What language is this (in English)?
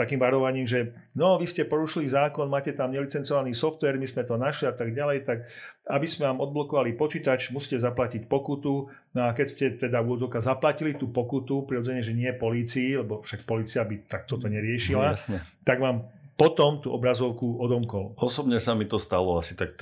Slovak